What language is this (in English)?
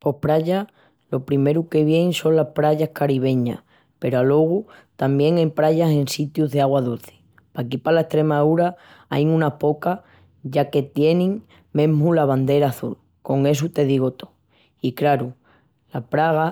Extremaduran